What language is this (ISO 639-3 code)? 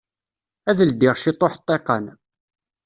kab